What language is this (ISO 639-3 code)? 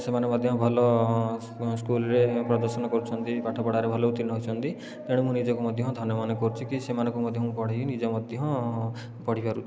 ori